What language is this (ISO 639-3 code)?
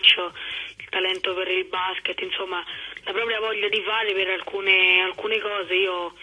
ita